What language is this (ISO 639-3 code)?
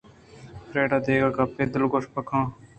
bgp